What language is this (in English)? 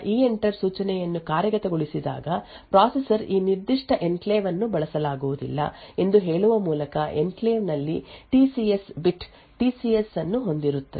Kannada